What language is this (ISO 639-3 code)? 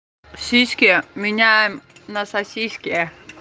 rus